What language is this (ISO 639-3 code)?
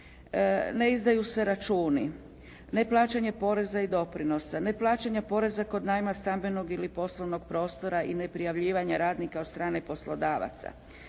hrv